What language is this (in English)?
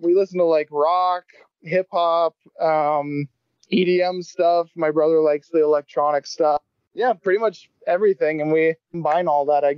English